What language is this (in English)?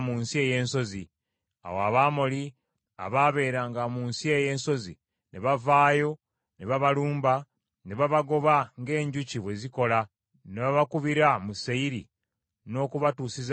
Ganda